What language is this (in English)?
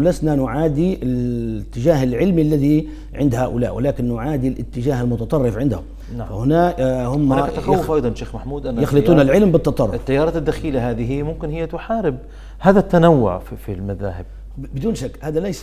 Arabic